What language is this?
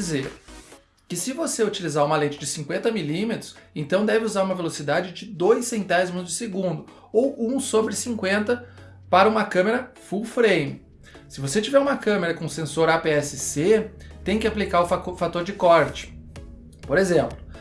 Portuguese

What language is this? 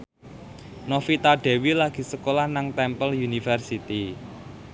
Javanese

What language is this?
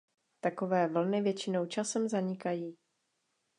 Czech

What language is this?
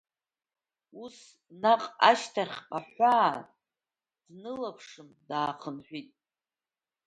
Abkhazian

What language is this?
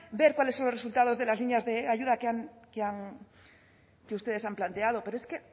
Spanish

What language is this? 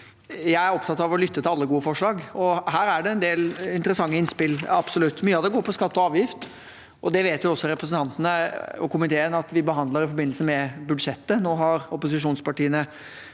Norwegian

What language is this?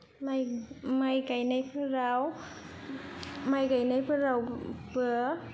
Bodo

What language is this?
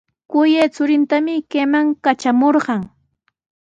Sihuas Ancash Quechua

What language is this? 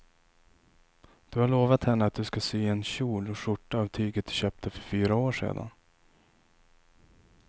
Swedish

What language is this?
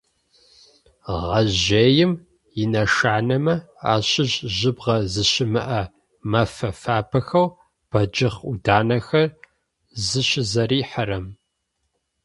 Adyghe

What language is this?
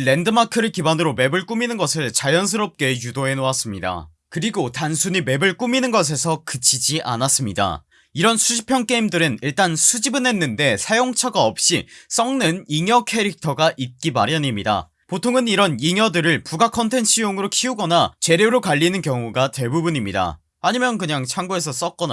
Korean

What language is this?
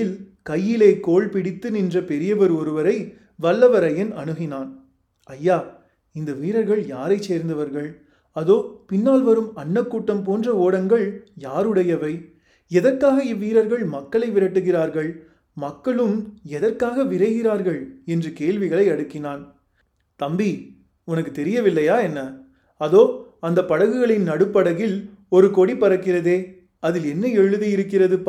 Tamil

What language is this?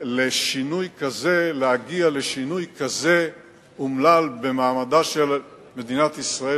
Hebrew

